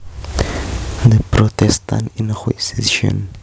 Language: Javanese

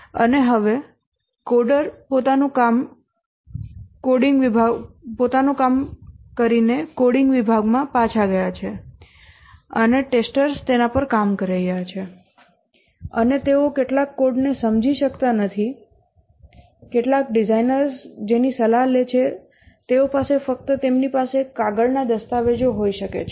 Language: Gujarati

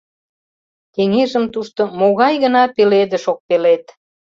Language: Mari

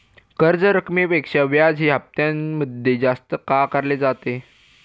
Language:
Marathi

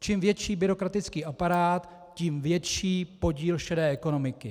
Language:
Czech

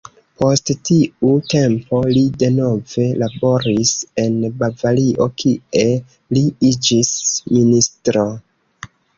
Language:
Esperanto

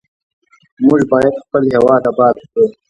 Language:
Pashto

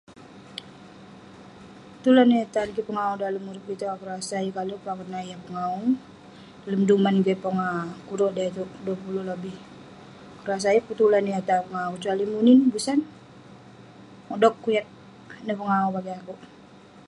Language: Western Penan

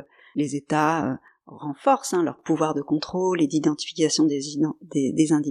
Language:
French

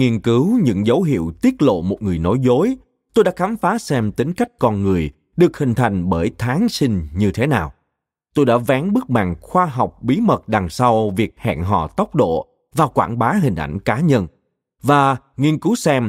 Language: Vietnamese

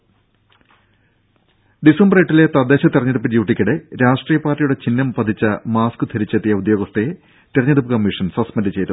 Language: Malayalam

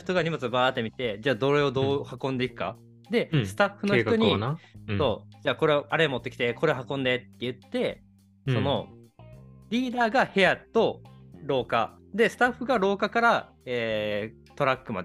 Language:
Japanese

